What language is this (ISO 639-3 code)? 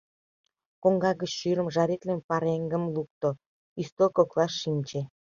chm